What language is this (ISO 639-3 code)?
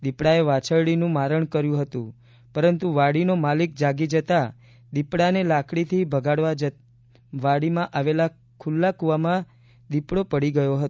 guj